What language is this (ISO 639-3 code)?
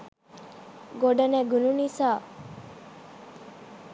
sin